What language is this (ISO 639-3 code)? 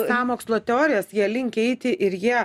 lit